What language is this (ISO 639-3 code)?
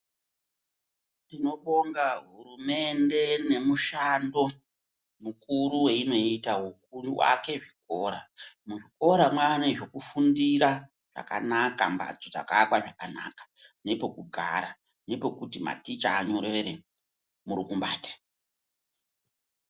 ndc